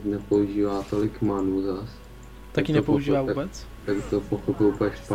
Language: Czech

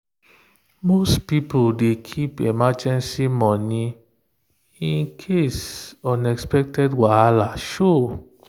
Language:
Nigerian Pidgin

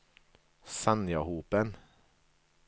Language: Norwegian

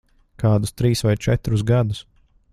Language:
Latvian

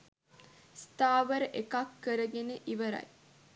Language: Sinhala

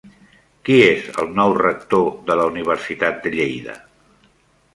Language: Catalan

